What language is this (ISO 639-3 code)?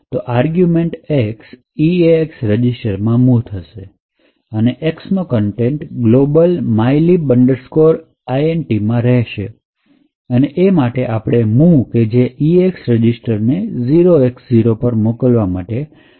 guj